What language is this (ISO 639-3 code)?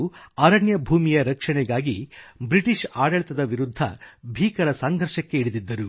kan